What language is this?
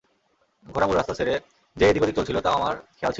Bangla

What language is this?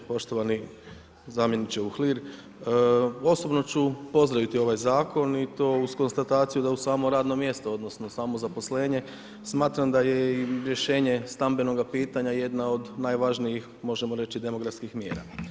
Croatian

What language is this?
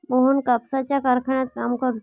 Marathi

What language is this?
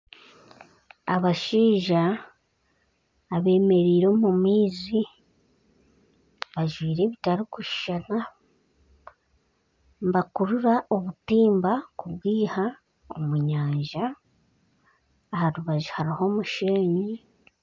Nyankole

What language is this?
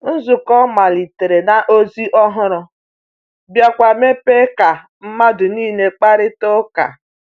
Igbo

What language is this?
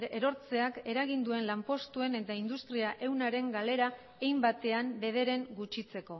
Basque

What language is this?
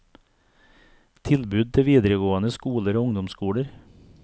Norwegian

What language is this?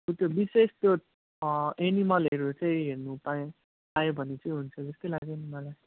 Nepali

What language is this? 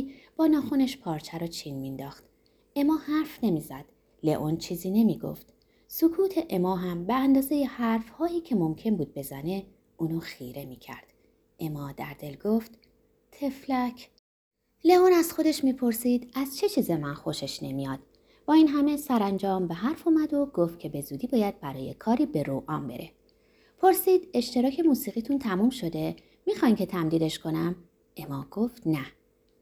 Persian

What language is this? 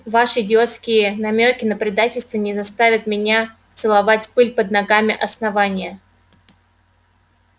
Russian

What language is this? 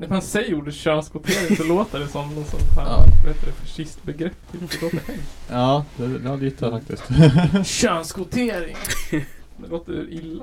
Swedish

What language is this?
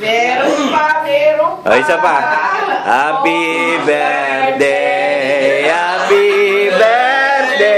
Filipino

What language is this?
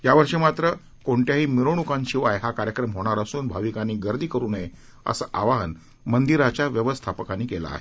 Marathi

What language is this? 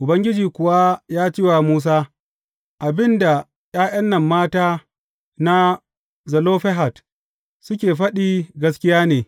Hausa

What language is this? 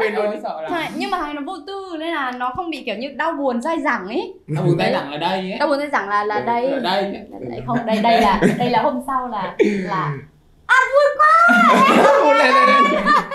Vietnamese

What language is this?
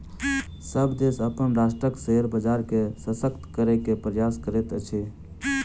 Maithili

